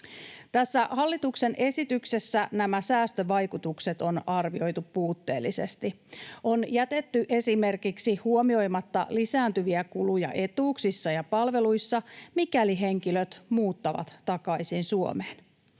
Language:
Finnish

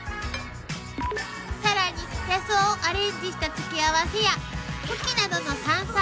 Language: Japanese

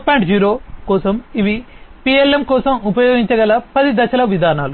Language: Telugu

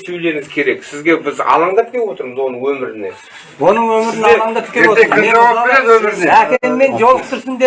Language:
Turkish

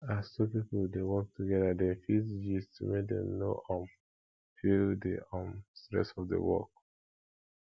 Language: Nigerian Pidgin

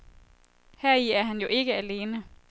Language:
Danish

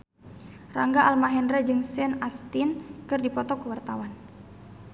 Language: Sundanese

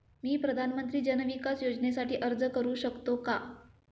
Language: Marathi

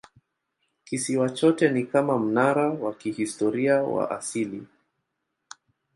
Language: Swahili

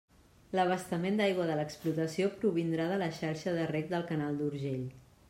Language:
Catalan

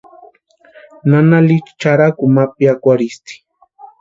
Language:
Western Highland Purepecha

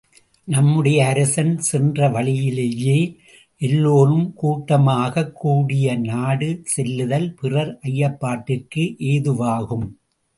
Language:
Tamil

